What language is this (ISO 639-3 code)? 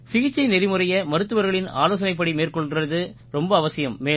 tam